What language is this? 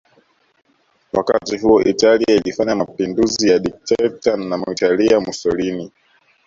Swahili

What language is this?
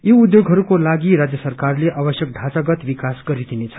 Nepali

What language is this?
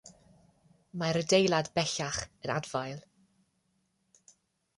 Welsh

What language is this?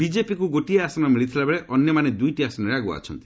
Odia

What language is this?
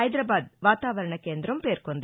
Telugu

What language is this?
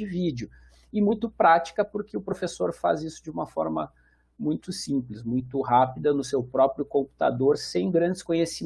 Portuguese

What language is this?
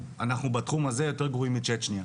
Hebrew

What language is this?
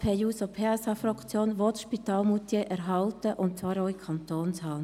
Swiss German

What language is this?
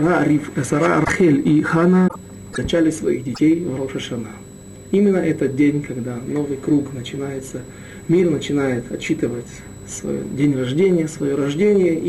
Russian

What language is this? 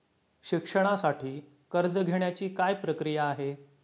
Marathi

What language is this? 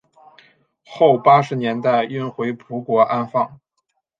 Chinese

